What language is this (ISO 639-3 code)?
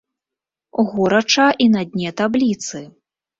bel